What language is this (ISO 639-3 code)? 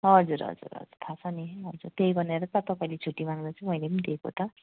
nep